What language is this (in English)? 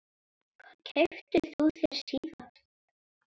Icelandic